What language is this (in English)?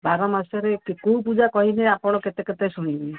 Odia